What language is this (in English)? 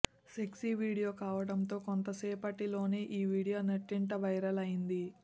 Telugu